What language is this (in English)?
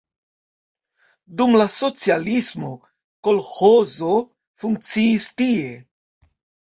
Esperanto